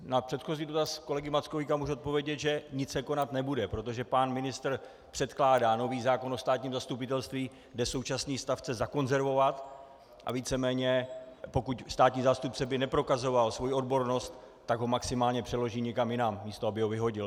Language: Czech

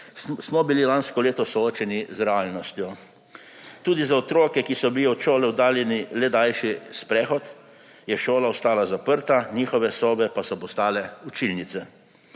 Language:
Slovenian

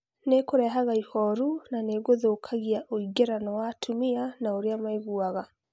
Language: Kikuyu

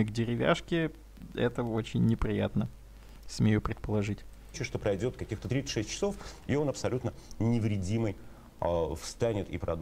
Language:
Russian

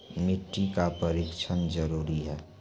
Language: Maithili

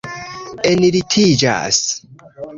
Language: Esperanto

